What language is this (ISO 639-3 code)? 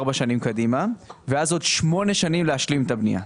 heb